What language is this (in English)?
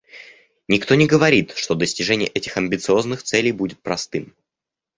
Russian